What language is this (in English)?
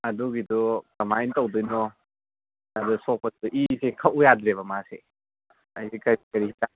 Manipuri